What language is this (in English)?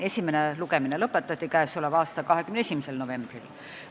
Estonian